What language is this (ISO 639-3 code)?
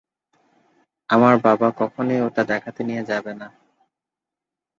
ben